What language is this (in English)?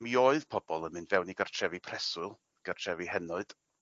Welsh